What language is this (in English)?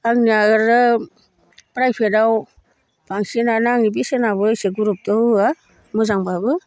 Bodo